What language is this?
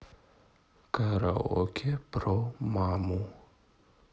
Russian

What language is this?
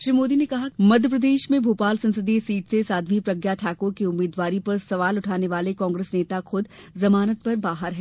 Hindi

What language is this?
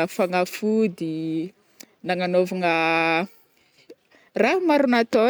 Northern Betsimisaraka Malagasy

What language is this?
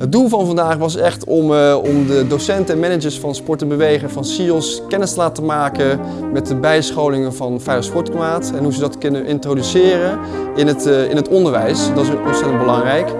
Dutch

